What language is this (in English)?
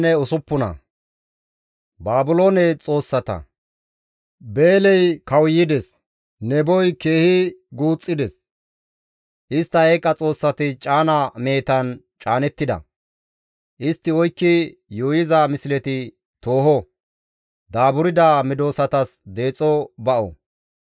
Gamo